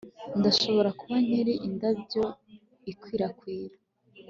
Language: Kinyarwanda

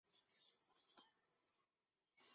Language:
Chinese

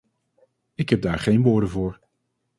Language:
Dutch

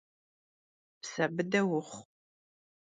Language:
Kabardian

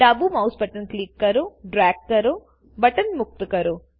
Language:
Gujarati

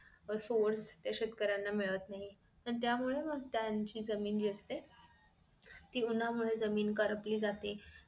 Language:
Marathi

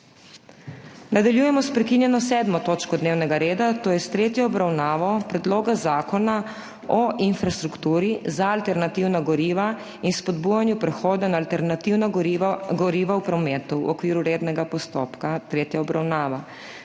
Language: Slovenian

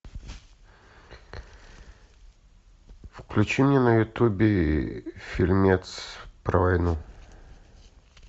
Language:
Russian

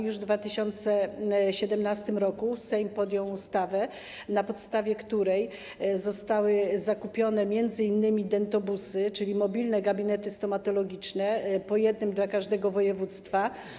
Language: Polish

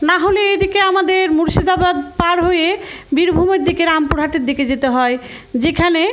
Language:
Bangla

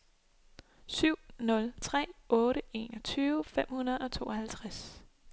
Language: Danish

